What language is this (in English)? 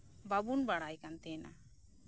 Santali